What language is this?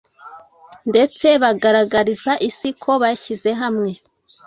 Kinyarwanda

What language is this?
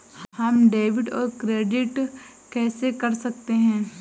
Hindi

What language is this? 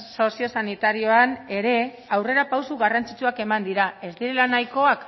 Basque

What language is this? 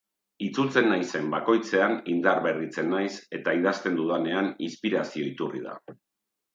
Basque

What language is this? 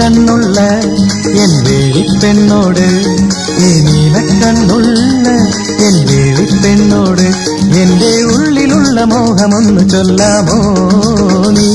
Malayalam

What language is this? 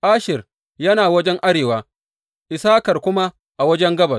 Hausa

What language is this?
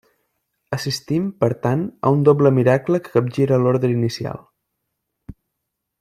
Catalan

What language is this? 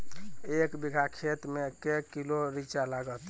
Maithili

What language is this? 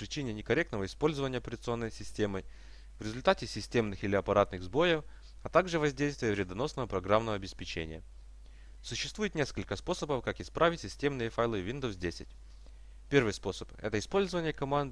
Russian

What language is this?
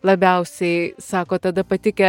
Lithuanian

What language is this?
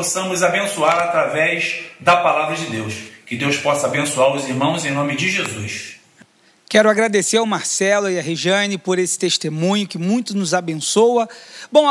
Portuguese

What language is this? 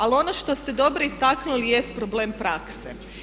Croatian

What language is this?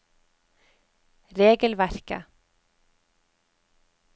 Norwegian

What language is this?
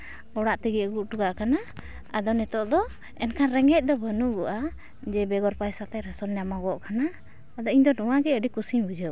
Santali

